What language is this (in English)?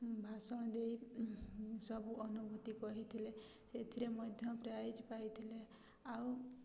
Odia